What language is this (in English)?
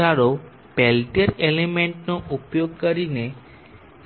Gujarati